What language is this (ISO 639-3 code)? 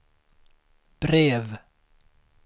swe